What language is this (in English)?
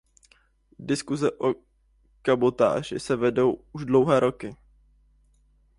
Czech